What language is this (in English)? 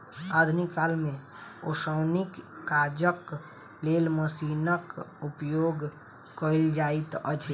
Maithili